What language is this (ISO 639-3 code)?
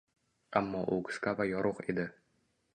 uzb